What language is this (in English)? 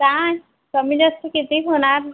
Marathi